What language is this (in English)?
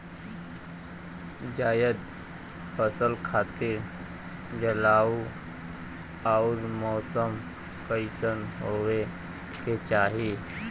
Bhojpuri